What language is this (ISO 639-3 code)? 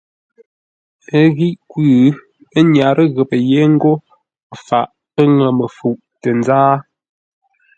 nla